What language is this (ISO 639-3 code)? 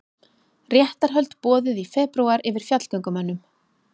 isl